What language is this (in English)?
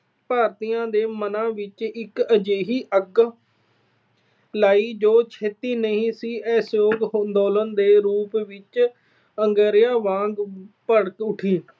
Punjabi